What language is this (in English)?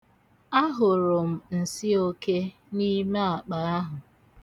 Igbo